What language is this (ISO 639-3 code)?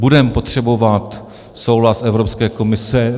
ces